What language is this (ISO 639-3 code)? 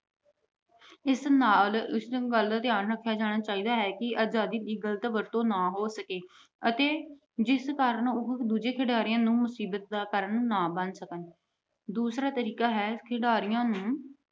pan